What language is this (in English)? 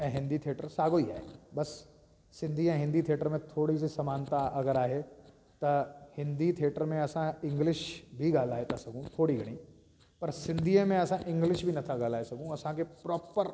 Sindhi